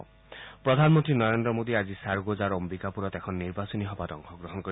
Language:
Assamese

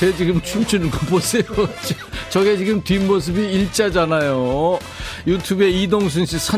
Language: Korean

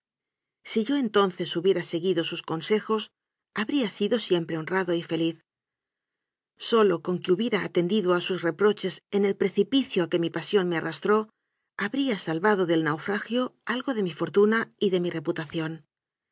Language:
Spanish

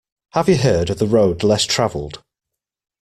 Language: English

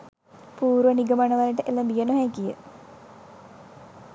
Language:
Sinhala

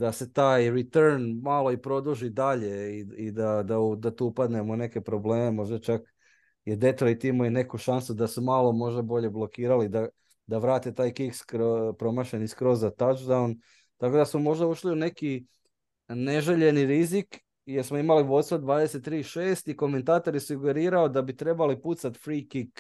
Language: Croatian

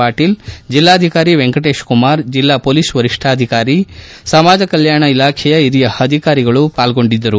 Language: Kannada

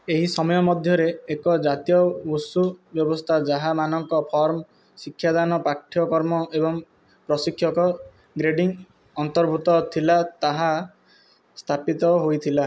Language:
Odia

